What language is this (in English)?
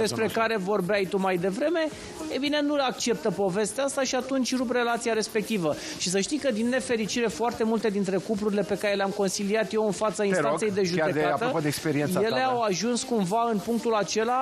Romanian